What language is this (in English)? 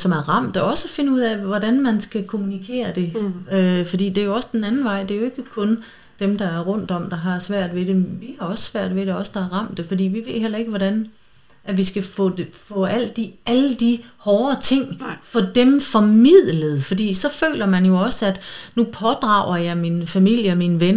Danish